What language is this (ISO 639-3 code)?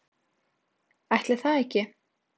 isl